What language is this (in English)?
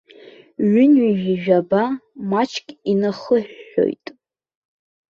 Abkhazian